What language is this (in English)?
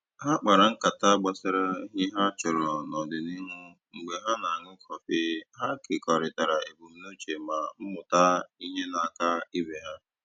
Igbo